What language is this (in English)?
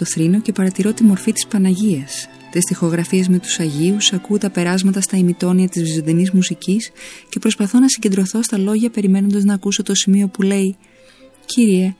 Greek